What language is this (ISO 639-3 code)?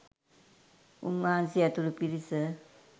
sin